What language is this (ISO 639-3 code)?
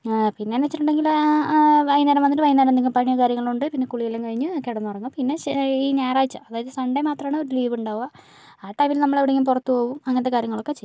mal